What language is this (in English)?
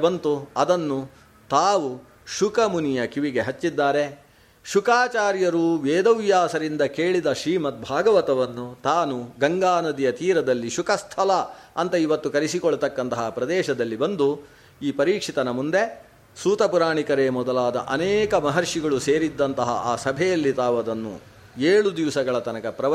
Kannada